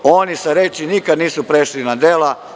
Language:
Serbian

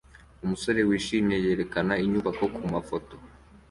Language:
Kinyarwanda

